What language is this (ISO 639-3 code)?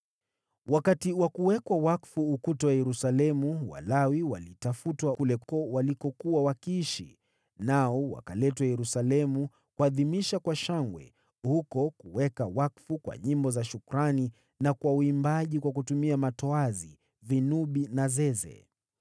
swa